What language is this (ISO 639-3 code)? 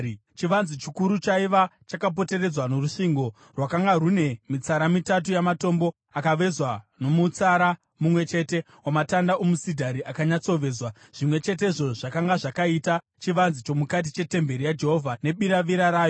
sna